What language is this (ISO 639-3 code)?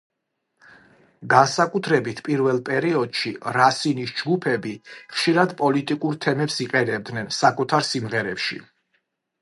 kat